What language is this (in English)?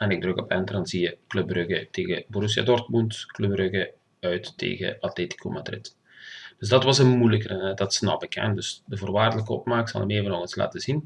Dutch